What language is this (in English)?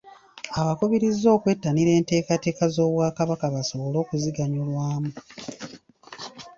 Ganda